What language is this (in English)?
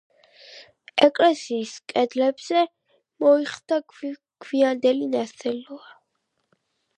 Georgian